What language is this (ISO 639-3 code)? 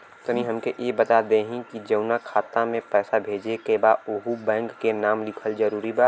bho